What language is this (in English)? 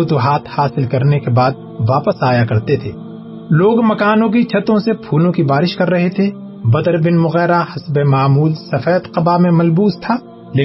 Urdu